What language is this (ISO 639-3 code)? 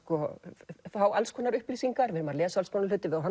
isl